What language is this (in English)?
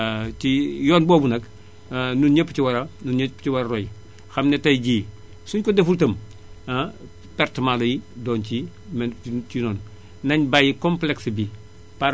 Wolof